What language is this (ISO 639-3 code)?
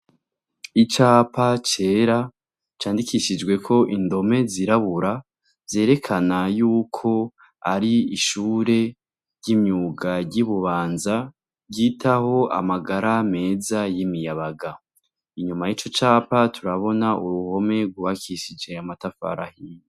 run